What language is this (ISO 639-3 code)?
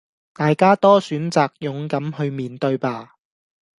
yue